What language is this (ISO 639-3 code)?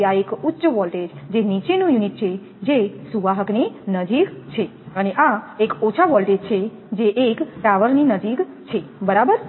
guj